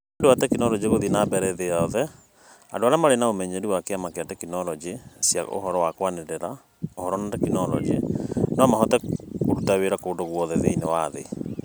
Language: Kikuyu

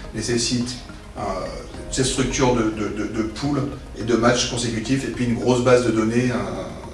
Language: French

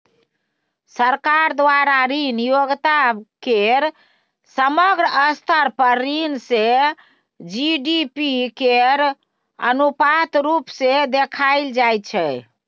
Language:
Maithili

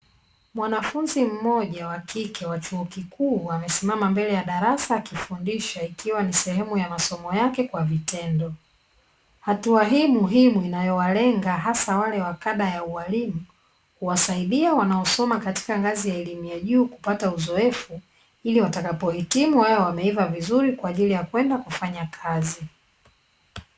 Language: Swahili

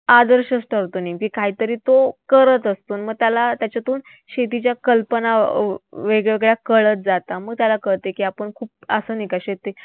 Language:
Marathi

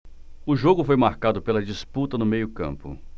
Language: Portuguese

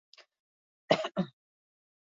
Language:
Basque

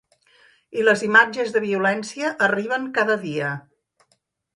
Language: Catalan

